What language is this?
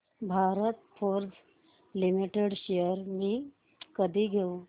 Marathi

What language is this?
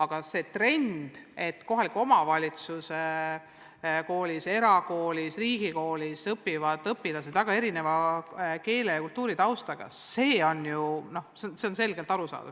Estonian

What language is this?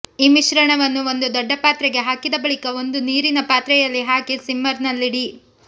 Kannada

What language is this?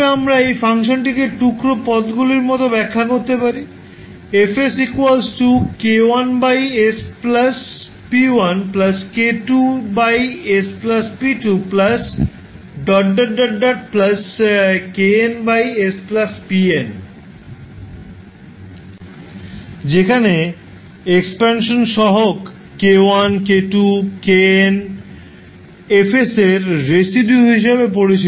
Bangla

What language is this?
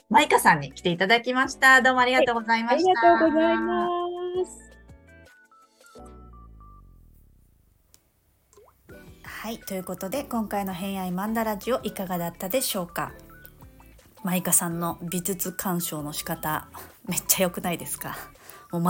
Japanese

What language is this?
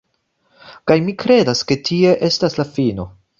Esperanto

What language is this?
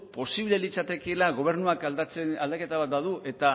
Basque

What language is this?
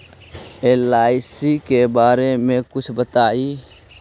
Magahi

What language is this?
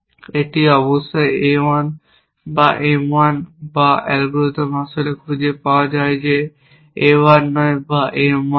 Bangla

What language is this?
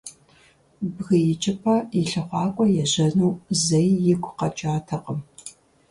Kabardian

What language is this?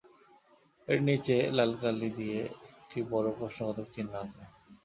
Bangla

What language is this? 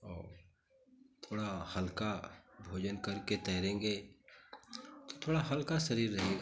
Hindi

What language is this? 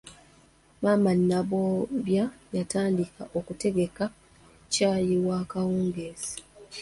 Ganda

